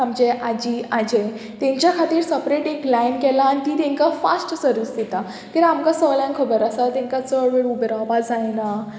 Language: Konkani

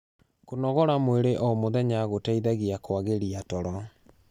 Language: Kikuyu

